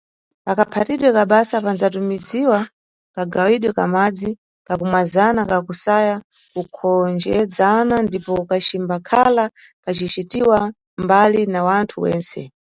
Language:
Nyungwe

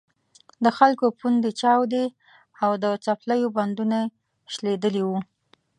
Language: Pashto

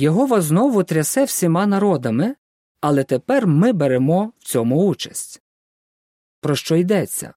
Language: Ukrainian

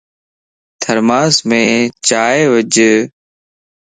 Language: Lasi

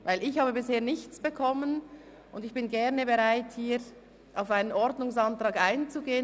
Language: Swiss German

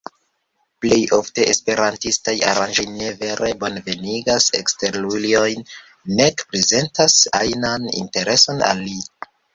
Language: Esperanto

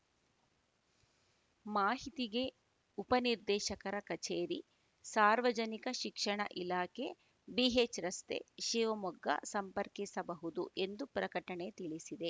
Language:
Kannada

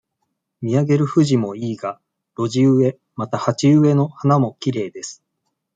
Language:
Japanese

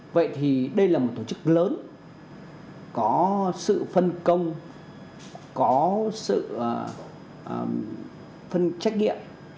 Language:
Vietnamese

